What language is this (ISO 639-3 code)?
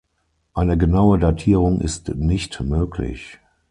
deu